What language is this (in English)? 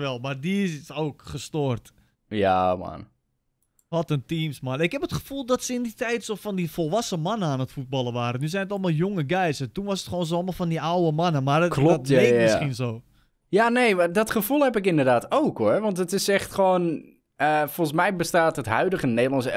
Dutch